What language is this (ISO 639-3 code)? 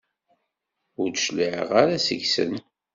kab